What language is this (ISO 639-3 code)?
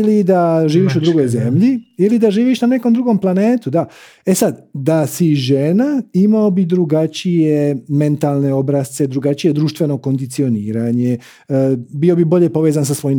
hrv